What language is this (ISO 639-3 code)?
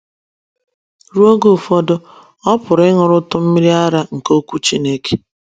ibo